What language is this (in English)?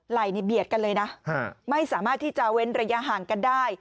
Thai